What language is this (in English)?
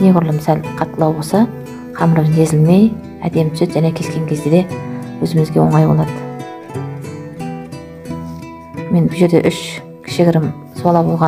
Turkish